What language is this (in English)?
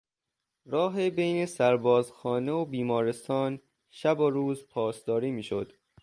Persian